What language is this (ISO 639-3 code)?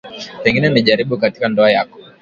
swa